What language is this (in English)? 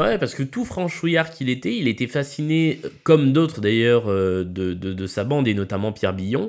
French